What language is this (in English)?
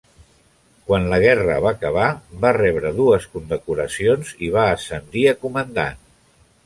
Catalan